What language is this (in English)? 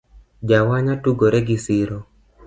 Luo (Kenya and Tanzania)